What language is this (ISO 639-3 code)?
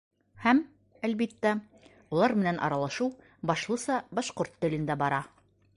bak